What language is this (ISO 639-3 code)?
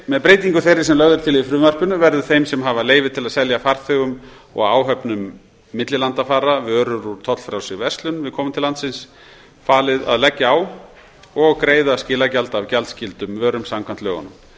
isl